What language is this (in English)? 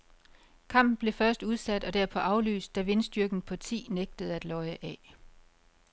Danish